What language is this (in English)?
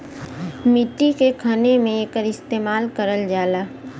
Bhojpuri